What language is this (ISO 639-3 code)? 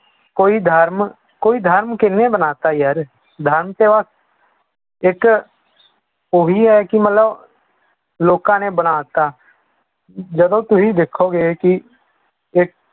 pan